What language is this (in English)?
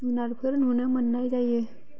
Bodo